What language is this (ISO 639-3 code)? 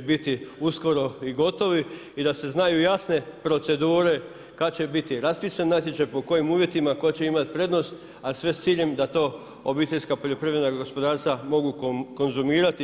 hrv